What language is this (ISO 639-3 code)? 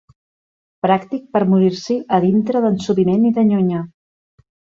cat